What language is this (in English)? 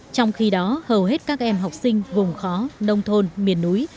Vietnamese